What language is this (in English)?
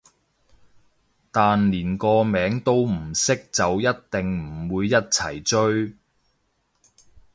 Cantonese